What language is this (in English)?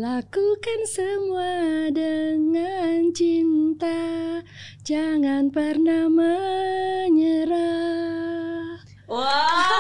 Indonesian